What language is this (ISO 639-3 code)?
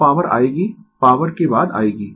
hin